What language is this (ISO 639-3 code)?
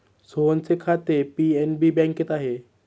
mar